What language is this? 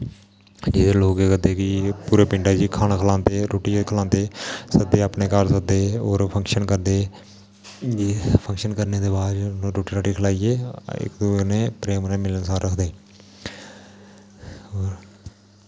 Dogri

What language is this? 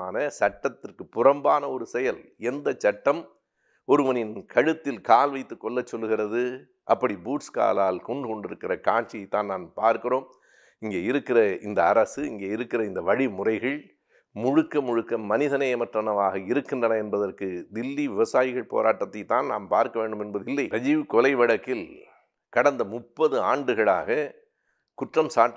Italian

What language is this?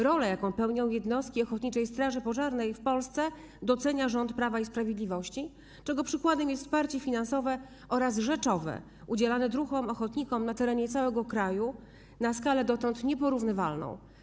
Polish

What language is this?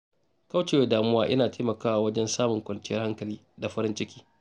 Hausa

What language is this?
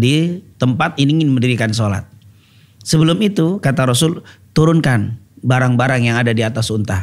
Indonesian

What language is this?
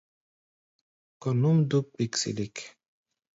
Gbaya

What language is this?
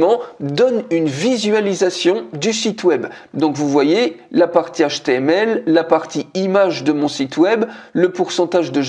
French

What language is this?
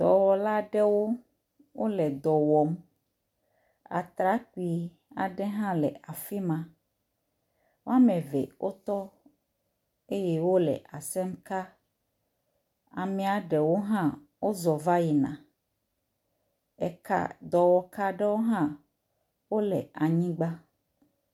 Ewe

